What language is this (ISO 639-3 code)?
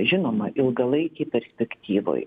lit